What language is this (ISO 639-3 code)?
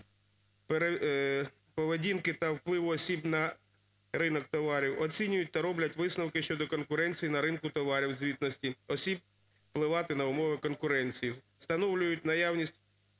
ukr